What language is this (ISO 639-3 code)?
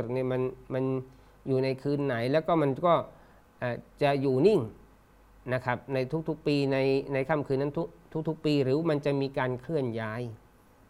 tha